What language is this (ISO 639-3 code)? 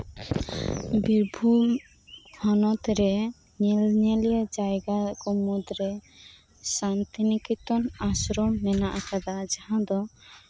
sat